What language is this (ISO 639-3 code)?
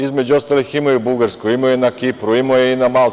srp